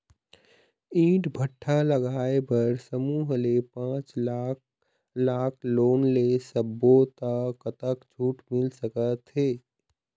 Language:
Chhattisgarhi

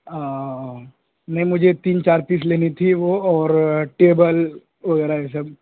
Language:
Urdu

